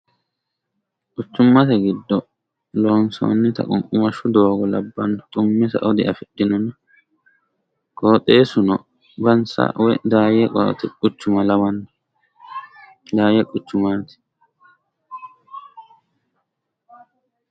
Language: Sidamo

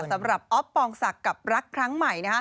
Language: Thai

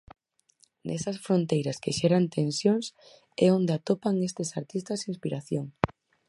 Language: Galician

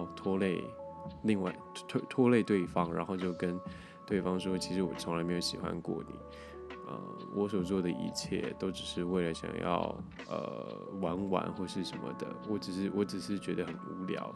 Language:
Chinese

